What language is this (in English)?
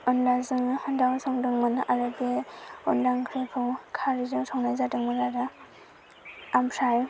Bodo